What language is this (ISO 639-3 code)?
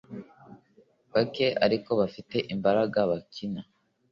kin